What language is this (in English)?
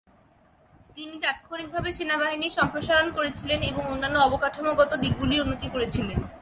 Bangla